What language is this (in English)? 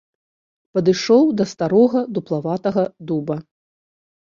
Belarusian